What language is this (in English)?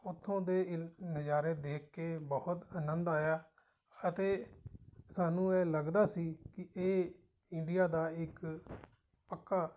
Punjabi